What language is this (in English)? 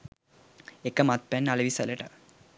Sinhala